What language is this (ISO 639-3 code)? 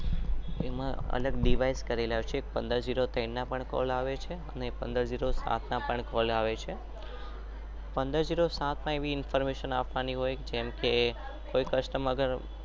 guj